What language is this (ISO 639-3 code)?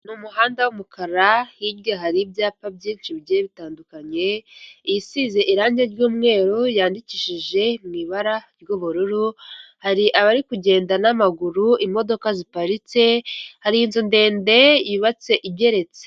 kin